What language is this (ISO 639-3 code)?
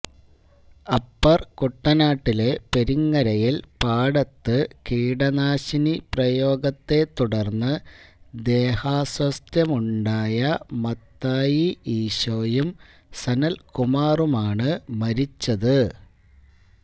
mal